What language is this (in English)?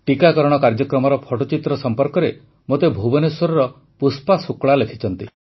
Odia